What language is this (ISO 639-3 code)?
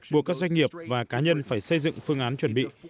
vie